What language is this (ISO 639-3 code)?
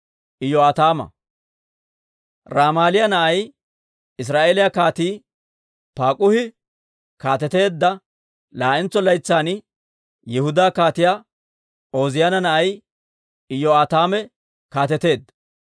dwr